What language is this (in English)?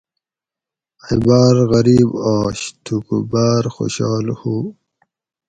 Gawri